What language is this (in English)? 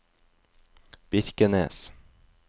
Norwegian